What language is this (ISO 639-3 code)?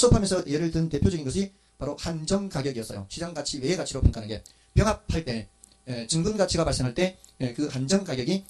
kor